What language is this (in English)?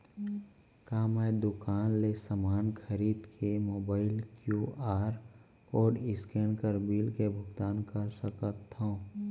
Chhattisgarhi